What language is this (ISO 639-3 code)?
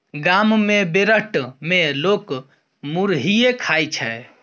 mai